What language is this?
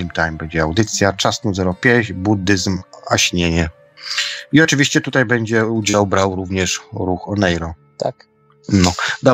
Polish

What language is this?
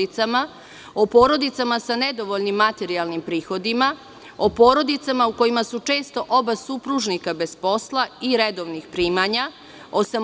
Serbian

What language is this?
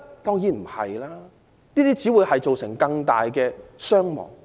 Cantonese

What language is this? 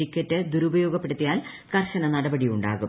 Malayalam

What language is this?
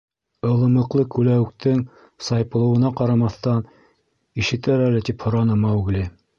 Bashkir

